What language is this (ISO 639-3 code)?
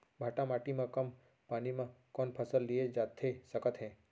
hne